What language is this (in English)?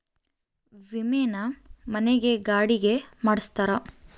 Kannada